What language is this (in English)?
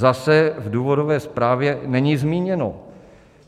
Czech